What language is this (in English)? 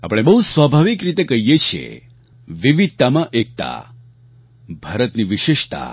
Gujarati